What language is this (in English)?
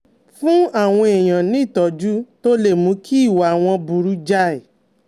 Yoruba